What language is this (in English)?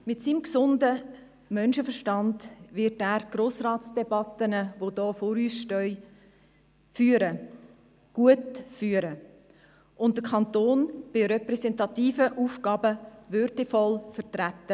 Swiss German